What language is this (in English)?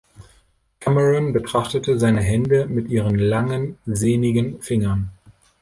German